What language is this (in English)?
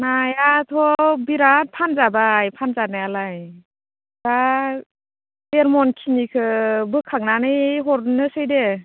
Bodo